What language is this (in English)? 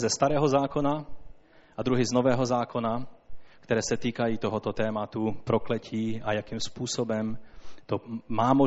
Czech